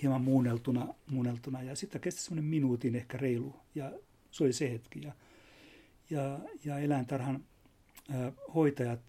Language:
Finnish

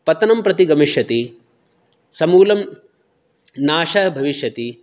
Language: Sanskrit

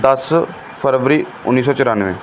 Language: Punjabi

